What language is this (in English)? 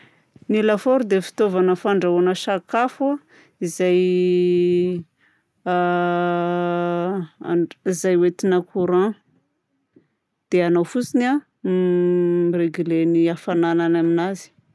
Southern Betsimisaraka Malagasy